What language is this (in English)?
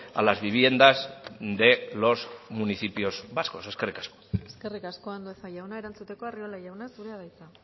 Basque